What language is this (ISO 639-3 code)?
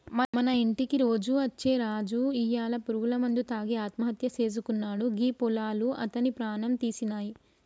tel